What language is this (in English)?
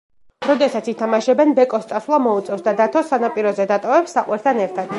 Georgian